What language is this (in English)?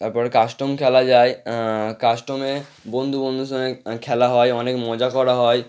Bangla